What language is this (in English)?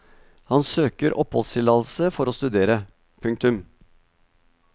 Norwegian